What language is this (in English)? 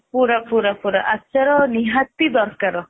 Odia